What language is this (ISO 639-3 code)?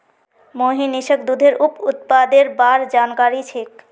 mag